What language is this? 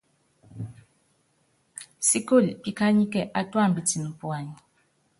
Yangben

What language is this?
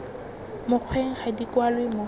Tswana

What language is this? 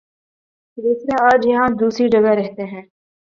Urdu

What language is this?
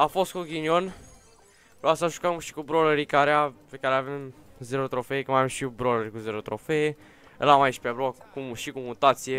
Romanian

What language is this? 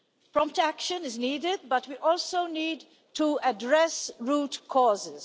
English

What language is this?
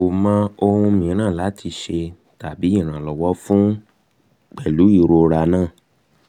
Yoruba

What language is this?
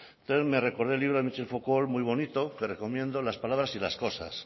Spanish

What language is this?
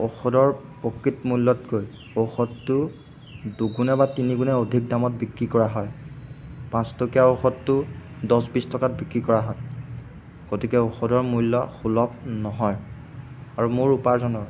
Assamese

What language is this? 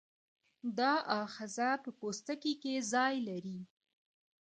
Pashto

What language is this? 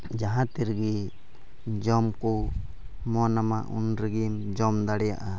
Santali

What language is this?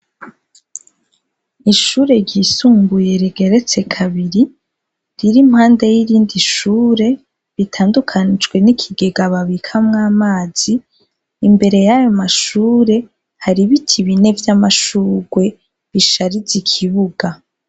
Rundi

